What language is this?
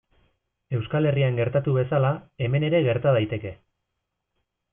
Basque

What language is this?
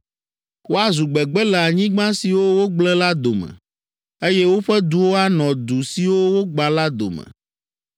Ewe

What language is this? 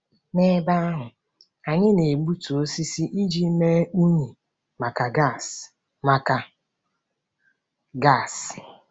Igbo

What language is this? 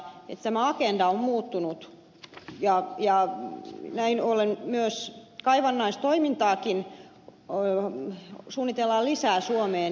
Finnish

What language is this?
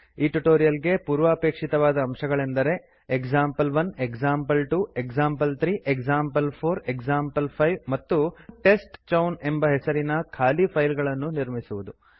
Kannada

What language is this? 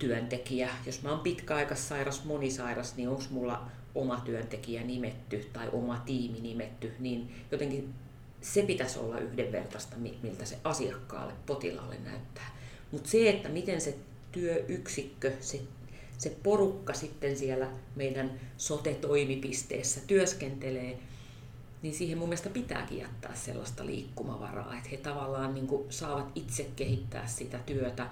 Finnish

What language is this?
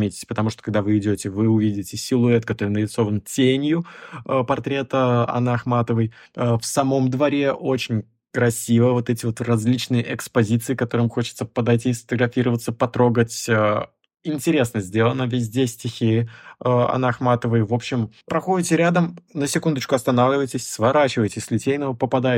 Russian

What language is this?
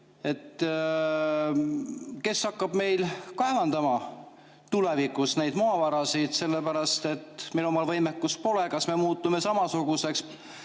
Estonian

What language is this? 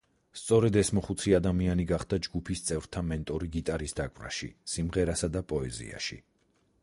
Georgian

